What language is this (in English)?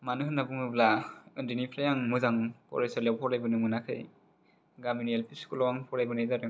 Bodo